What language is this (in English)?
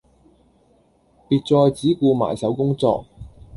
Cantonese